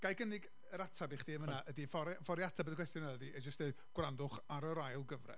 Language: Welsh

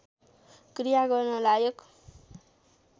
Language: Nepali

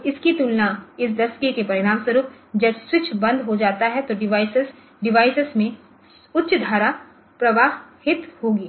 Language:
Hindi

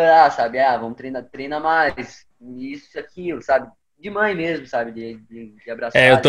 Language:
Portuguese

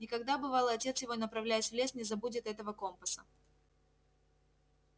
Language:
Russian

